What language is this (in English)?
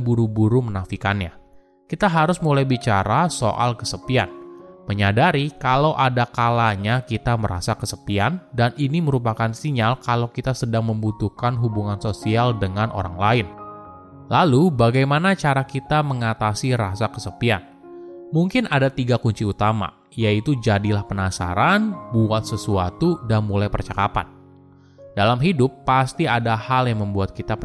Indonesian